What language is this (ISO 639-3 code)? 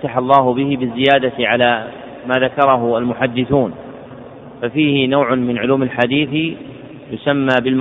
ara